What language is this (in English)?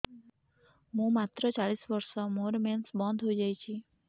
Odia